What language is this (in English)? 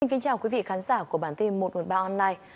Vietnamese